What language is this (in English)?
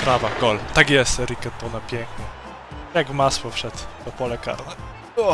Polish